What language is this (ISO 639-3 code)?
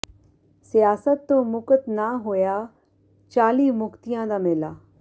pan